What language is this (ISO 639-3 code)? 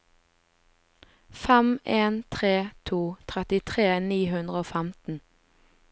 nor